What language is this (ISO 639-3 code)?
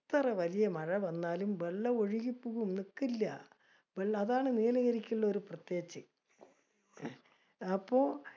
mal